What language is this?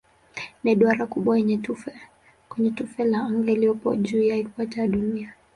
Swahili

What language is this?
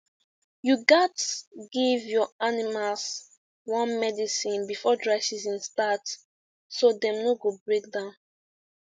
Nigerian Pidgin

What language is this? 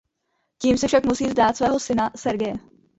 Czech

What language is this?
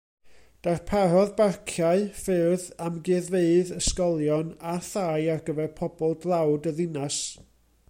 Welsh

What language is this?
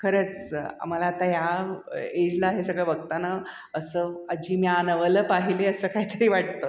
Marathi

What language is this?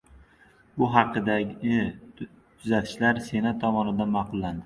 Uzbek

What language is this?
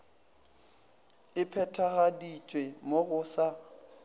Northern Sotho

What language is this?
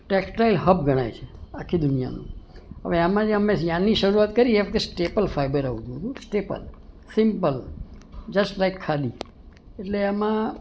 Gujarati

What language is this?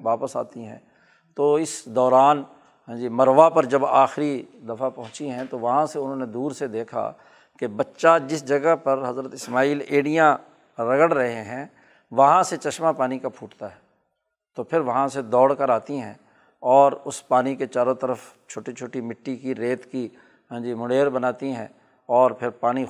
Urdu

